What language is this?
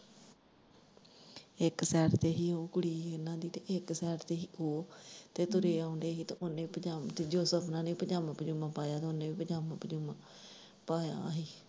Punjabi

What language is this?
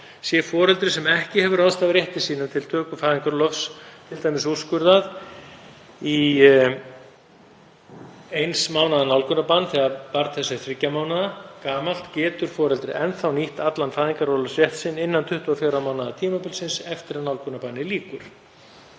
Icelandic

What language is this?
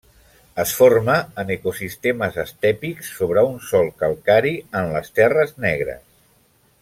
Catalan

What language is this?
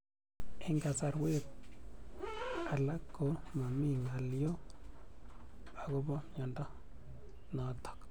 Kalenjin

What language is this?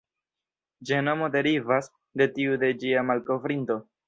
Esperanto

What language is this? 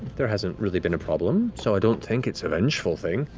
English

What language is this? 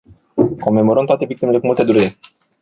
Romanian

